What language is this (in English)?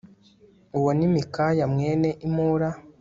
Kinyarwanda